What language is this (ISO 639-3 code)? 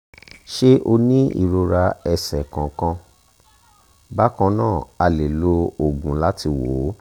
yor